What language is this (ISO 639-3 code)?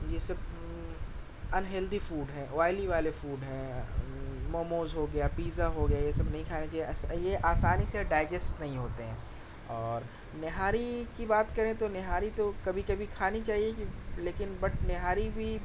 urd